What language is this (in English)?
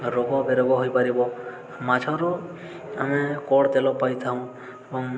Odia